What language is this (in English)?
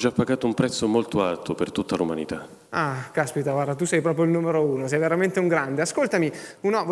Italian